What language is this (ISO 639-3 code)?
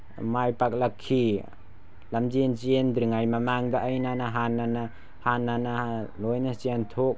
mni